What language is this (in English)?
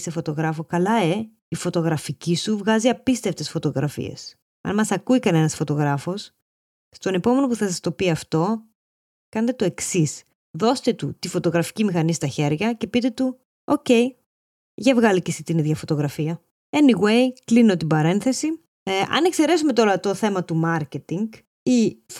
Greek